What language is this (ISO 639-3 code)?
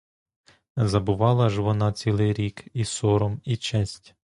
ukr